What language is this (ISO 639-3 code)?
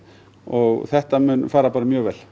isl